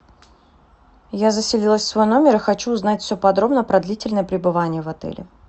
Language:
Russian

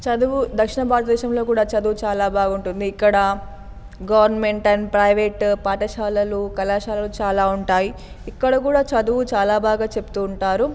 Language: Telugu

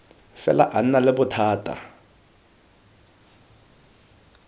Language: Tswana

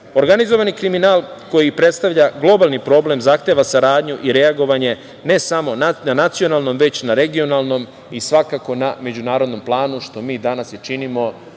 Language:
Serbian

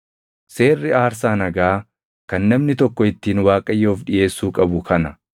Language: Oromo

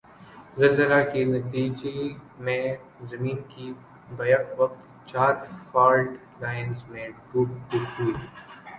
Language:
Urdu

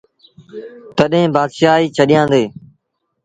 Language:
Sindhi Bhil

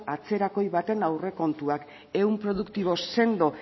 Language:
Basque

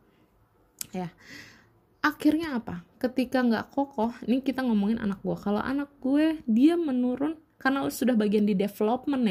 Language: Indonesian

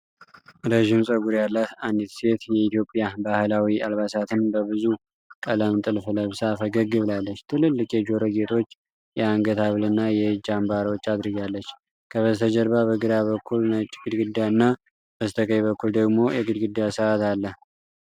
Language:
Amharic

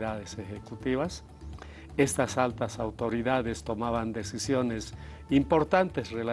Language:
Spanish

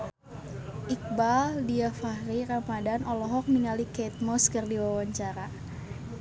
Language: Sundanese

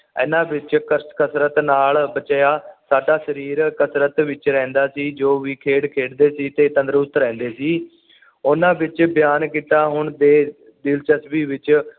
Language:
Punjabi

